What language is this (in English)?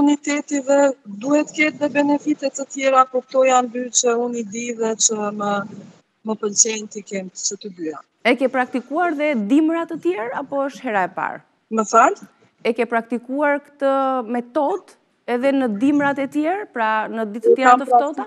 Romanian